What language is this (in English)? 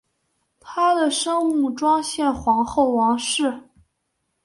Chinese